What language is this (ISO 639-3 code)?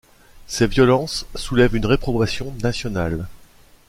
fra